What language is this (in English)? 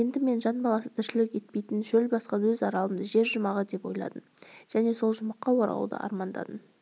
Kazakh